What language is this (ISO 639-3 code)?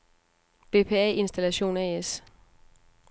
dan